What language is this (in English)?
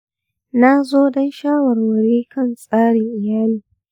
Hausa